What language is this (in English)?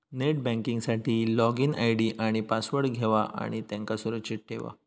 Marathi